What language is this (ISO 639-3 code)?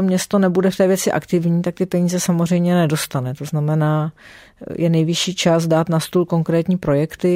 ces